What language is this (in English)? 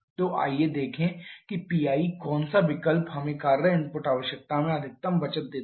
Hindi